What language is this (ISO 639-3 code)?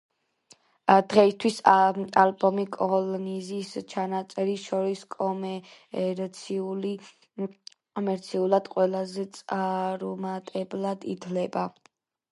kat